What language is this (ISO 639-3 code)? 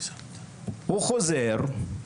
heb